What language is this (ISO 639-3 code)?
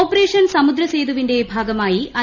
mal